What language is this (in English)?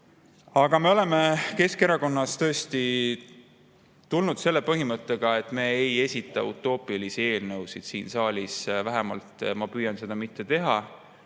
Estonian